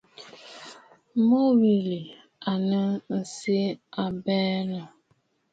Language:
Bafut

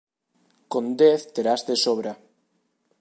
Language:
Galician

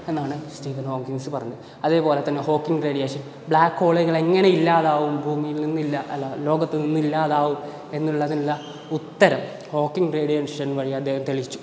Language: Malayalam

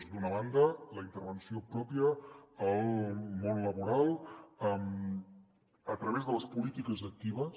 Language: Catalan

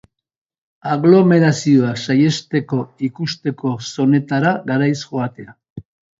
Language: Basque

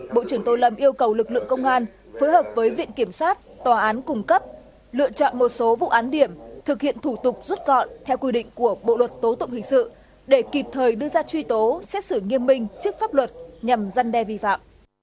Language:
Vietnamese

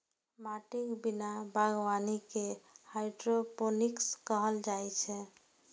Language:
Maithili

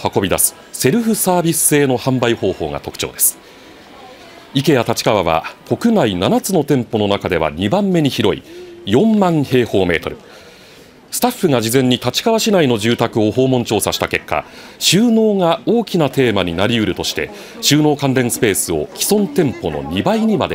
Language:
Japanese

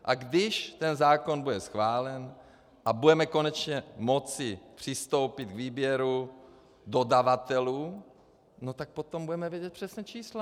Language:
Czech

